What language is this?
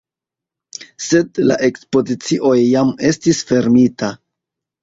Esperanto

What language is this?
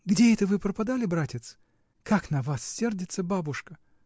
Russian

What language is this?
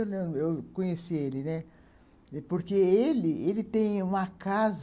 Portuguese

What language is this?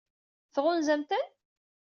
Kabyle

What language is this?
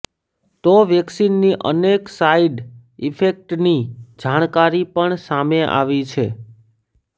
Gujarati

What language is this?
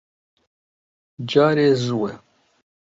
Central Kurdish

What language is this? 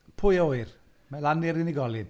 Welsh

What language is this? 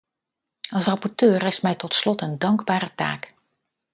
Dutch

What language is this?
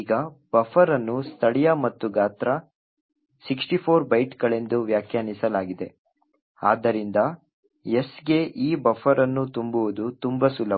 Kannada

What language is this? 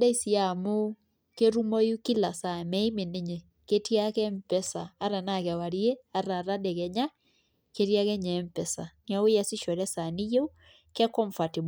Masai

